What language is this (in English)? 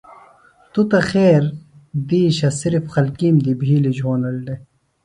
Phalura